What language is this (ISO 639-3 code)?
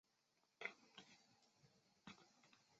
zho